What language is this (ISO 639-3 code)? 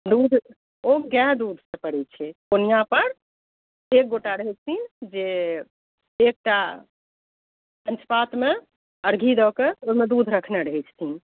mai